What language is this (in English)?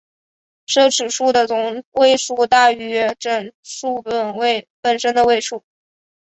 Chinese